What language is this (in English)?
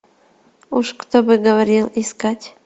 Russian